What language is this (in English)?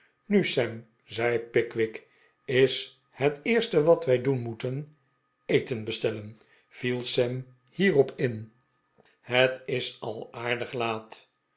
Dutch